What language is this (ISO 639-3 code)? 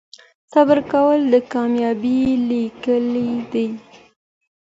pus